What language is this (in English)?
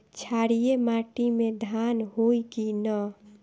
Bhojpuri